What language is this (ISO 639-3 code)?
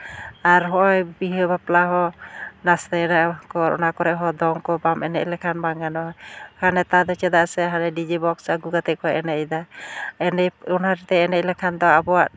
sat